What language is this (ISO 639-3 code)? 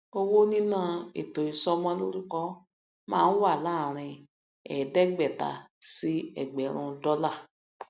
yor